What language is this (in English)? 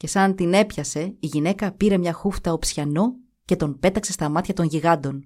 Greek